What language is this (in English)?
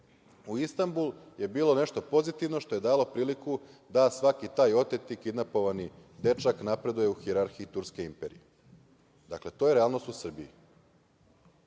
Serbian